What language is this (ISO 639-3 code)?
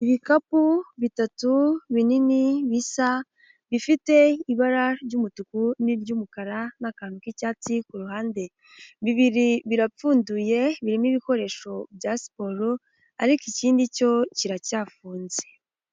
kin